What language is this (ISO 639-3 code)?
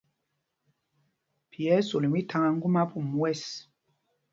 mgg